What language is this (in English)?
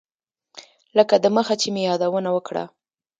Pashto